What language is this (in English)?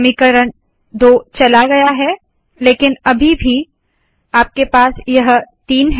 Hindi